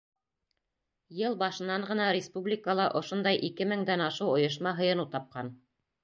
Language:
Bashkir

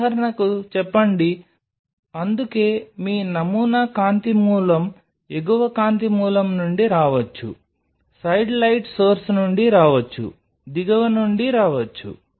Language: Telugu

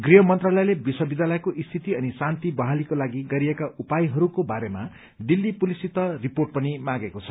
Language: Nepali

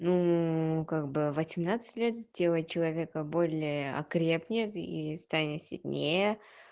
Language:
Russian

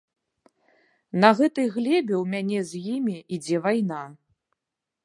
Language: Belarusian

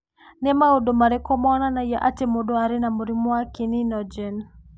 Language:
Kikuyu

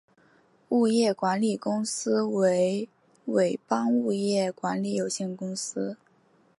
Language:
Chinese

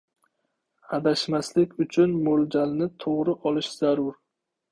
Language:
Uzbek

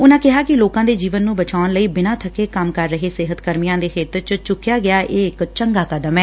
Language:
Punjabi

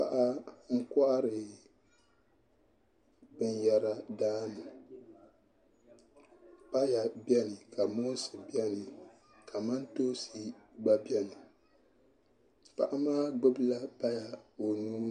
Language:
Dagbani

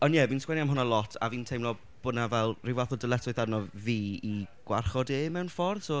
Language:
Welsh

